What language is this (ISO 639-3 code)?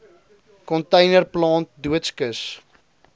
afr